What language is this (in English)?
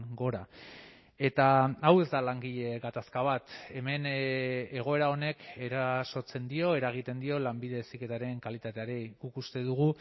Basque